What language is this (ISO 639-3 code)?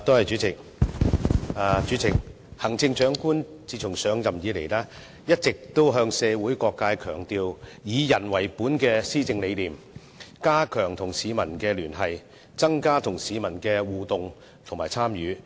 yue